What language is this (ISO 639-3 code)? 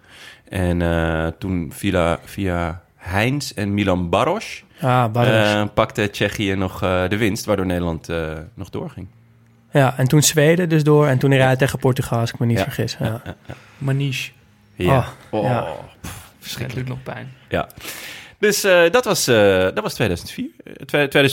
nld